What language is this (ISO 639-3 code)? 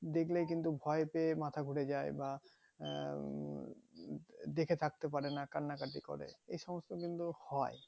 ben